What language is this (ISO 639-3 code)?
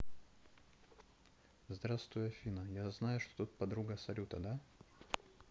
rus